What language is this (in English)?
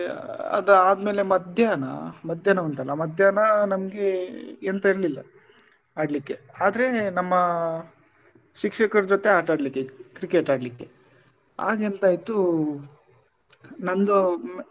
Kannada